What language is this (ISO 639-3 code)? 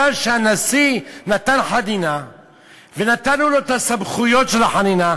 heb